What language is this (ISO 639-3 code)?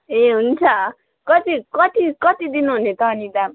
nep